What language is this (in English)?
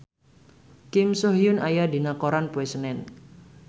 Sundanese